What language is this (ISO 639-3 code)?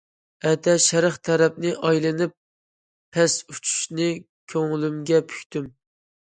uig